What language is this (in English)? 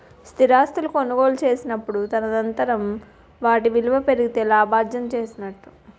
Telugu